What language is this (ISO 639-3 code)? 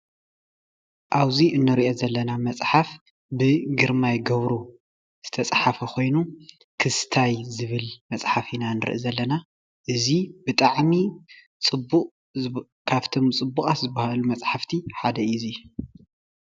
tir